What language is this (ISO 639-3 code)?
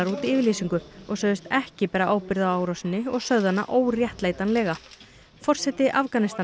isl